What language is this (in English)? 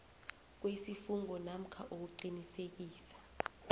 South Ndebele